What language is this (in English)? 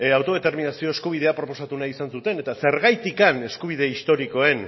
Basque